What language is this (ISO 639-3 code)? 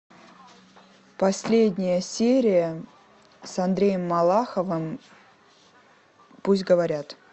rus